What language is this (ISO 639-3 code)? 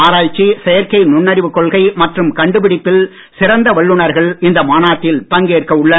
tam